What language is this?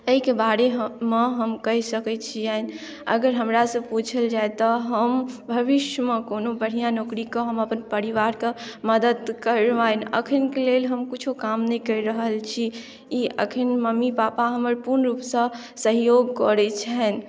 Maithili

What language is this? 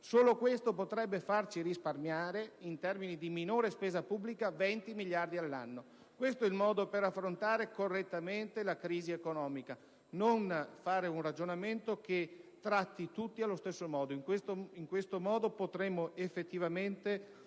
Italian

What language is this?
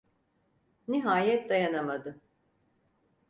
Turkish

